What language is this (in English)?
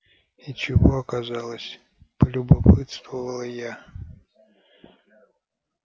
Russian